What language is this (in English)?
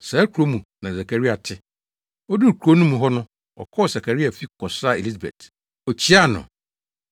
Akan